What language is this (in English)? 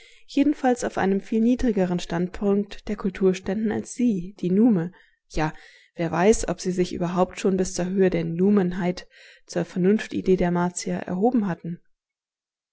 German